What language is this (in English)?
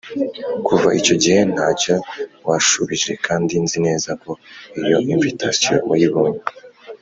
Kinyarwanda